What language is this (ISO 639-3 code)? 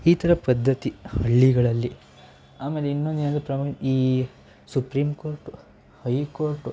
kan